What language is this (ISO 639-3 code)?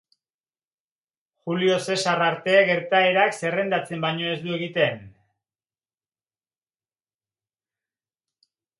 eus